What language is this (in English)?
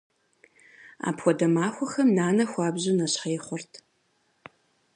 Kabardian